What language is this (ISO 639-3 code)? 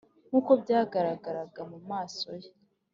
kin